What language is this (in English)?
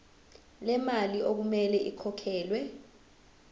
Zulu